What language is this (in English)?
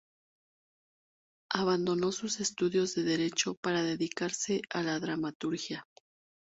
Spanish